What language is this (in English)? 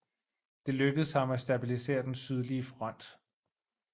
Danish